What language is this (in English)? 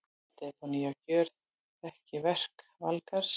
Icelandic